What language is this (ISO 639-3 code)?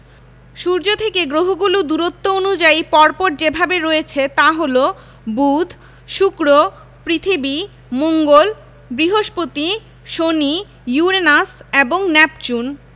ben